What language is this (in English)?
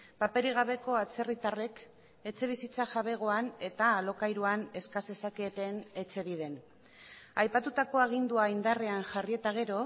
Basque